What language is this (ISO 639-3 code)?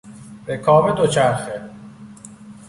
fas